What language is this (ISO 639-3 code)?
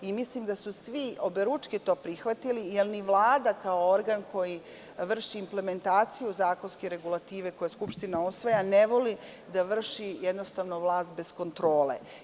srp